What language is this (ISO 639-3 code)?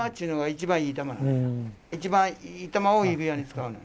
jpn